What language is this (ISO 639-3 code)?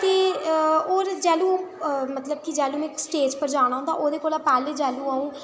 doi